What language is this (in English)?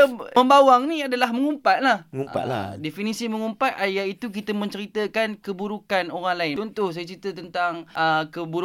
Malay